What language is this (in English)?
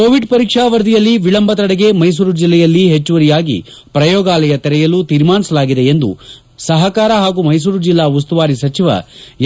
Kannada